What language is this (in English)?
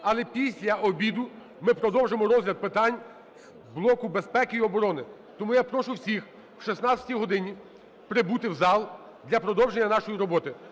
Ukrainian